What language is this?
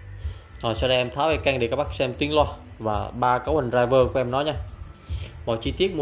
Vietnamese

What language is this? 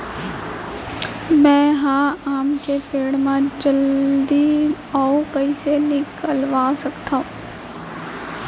Chhattisgarhi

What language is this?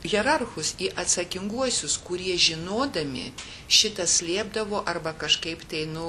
Lithuanian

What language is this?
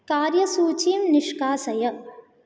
Sanskrit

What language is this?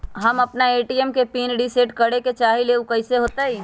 Magahi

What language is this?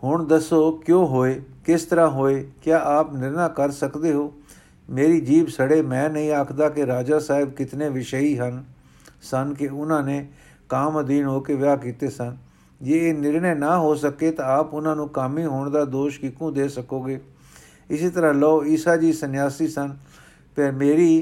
Punjabi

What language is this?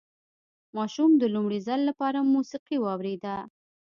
Pashto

